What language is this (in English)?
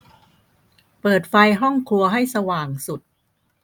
Thai